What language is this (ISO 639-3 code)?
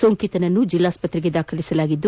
kan